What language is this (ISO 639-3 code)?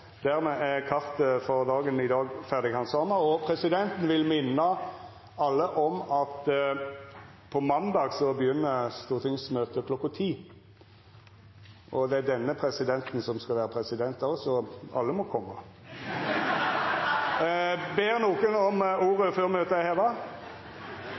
nno